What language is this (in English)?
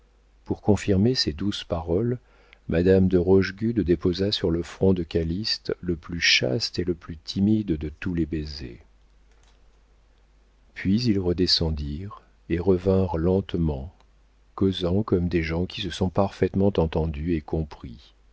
French